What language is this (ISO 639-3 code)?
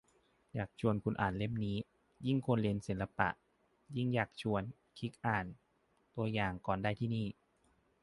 tha